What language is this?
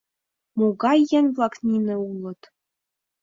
Mari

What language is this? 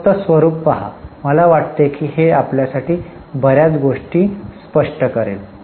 Marathi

